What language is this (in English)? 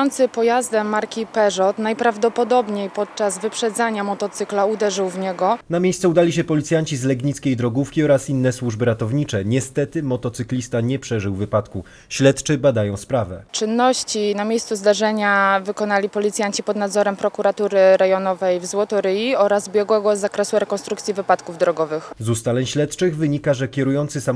Polish